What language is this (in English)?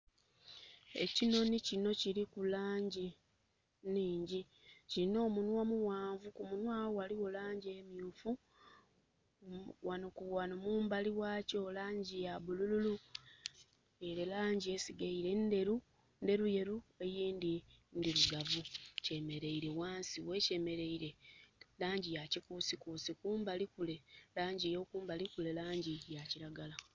Soga